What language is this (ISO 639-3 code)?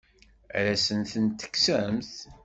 kab